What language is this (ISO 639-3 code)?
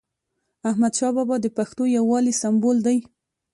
pus